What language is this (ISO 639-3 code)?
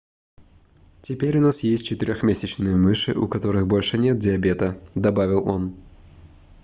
rus